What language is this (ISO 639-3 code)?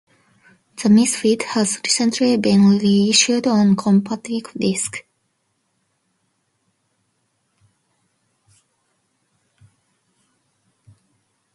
eng